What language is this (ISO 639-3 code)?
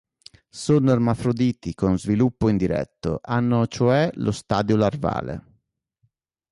ita